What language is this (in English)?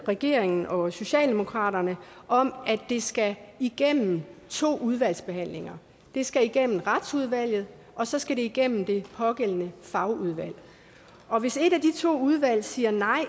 Danish